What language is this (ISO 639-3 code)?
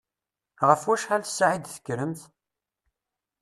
kab